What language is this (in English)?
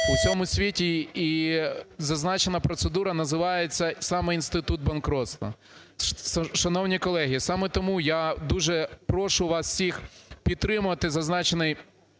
Ukrainian